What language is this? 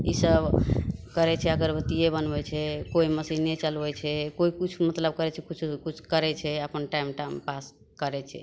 Maithili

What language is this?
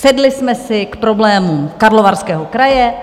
Czech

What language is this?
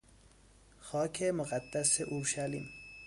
Persian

